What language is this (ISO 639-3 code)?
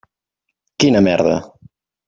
cat